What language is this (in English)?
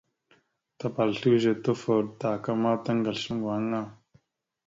Mada (Cameroon)